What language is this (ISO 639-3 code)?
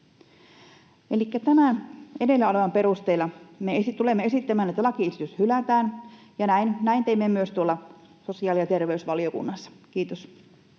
fin